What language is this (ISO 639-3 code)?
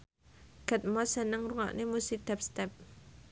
jav